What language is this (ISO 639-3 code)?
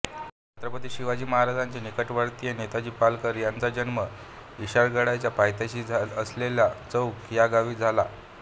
mar